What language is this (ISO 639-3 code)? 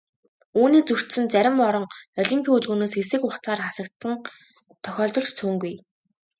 mon